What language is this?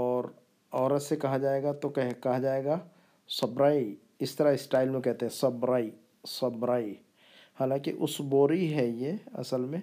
Urdu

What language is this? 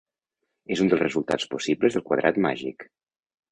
Catalan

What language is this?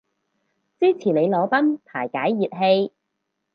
Cantonese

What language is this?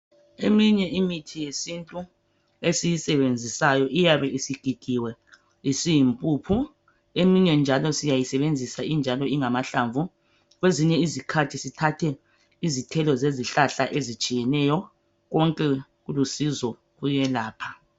North Ndebele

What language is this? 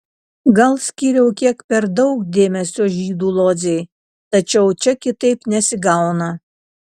Lithuanian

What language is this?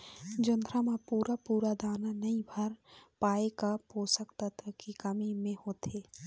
Chhattisgarhi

